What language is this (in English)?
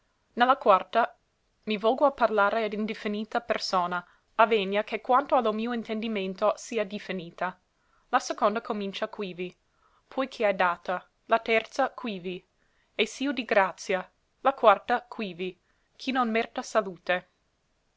Italian